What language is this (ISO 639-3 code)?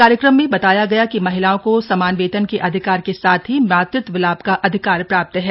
hin